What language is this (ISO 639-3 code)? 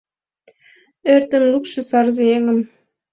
chm